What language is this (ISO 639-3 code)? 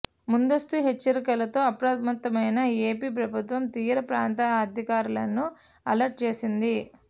tel